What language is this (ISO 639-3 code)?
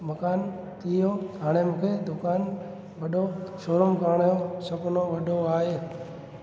snd